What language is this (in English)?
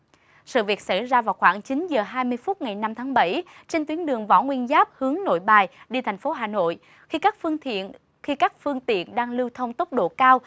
Vietnamese